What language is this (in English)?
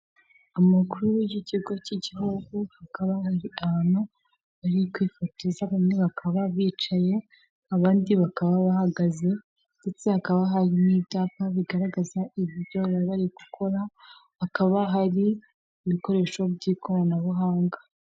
Kinyarwanda